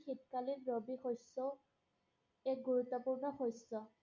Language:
Assamese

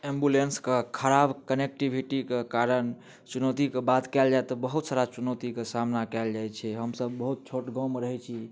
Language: Maithili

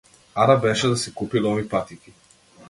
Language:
Macedonian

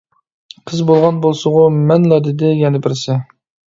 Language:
Uyghur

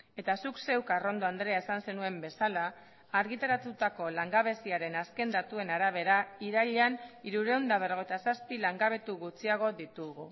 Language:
Basque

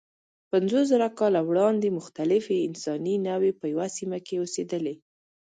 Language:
Pashto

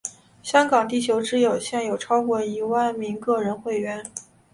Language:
Chinese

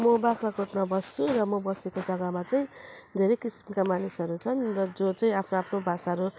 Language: Nepali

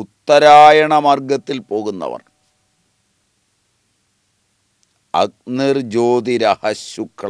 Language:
Malayalam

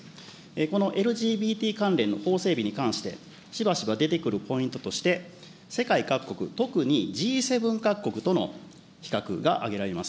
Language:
Japanese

